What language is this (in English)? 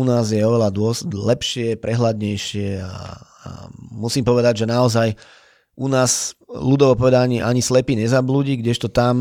Slovak